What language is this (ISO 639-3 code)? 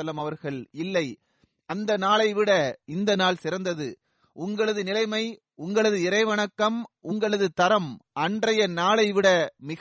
tam